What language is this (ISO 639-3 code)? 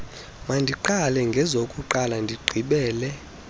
xho